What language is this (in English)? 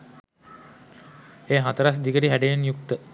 Sinhala